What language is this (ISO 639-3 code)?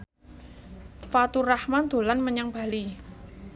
jav